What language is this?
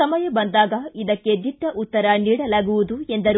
Kannada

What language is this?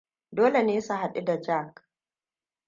Hausa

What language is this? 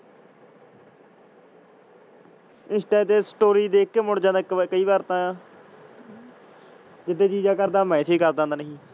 Punjabi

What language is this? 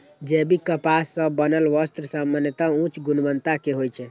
Maithili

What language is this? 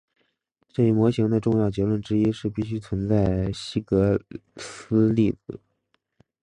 Chinese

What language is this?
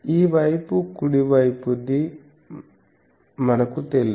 Telugu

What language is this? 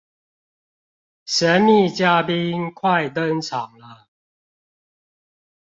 Chinese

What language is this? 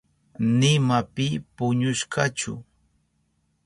Southern Pastaza Quechua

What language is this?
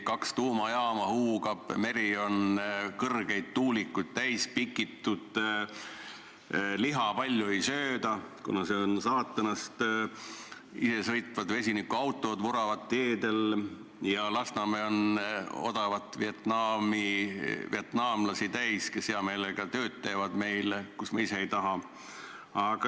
Estonian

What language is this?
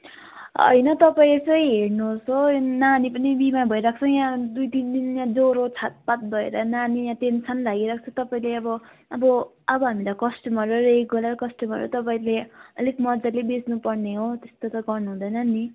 Nepali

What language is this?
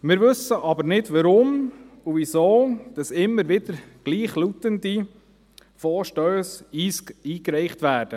Swiss German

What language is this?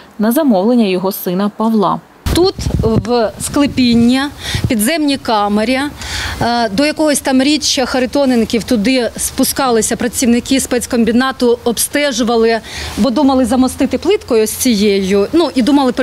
Ukrainian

